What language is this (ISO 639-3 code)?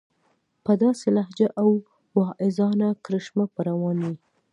pus